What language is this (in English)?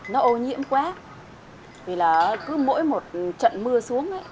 Vietnamese